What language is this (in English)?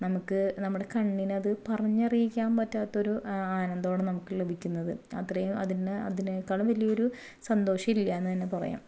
Malayalam